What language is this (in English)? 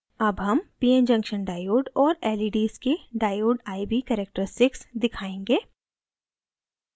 Hindi